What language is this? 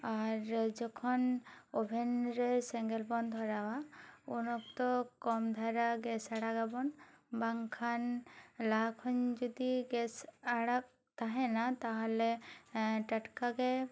Santali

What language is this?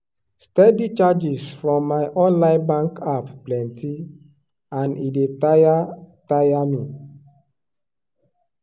Nigerian Pidgin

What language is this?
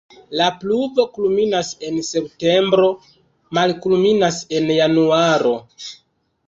Esperanto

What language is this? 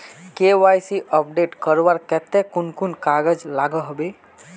Magahi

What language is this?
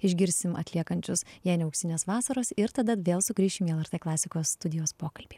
Lithuanian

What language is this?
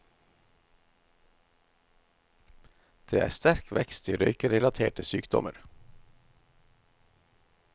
Norwegian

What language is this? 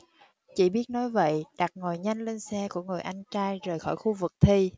Vietnamese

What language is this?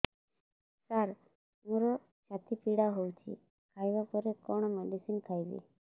Odia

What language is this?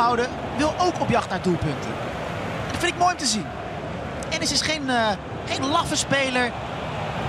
Dutch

